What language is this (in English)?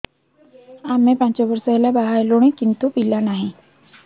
Odia